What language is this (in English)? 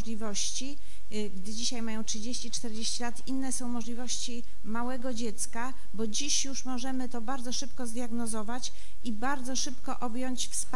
Polish